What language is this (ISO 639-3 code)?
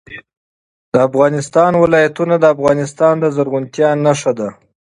pus